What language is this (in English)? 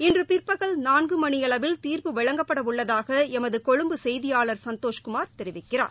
Tamil